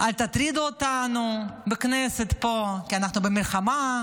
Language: Hebrew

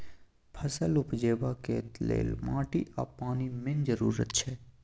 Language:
Maithili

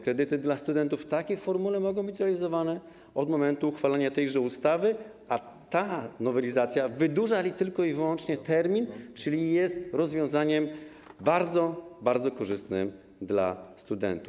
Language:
Polish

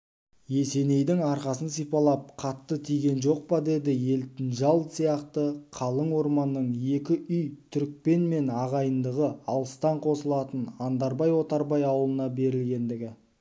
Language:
Kazakh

